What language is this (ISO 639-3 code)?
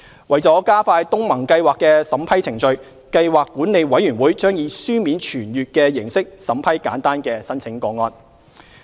yue